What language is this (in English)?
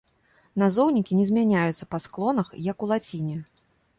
Belarusian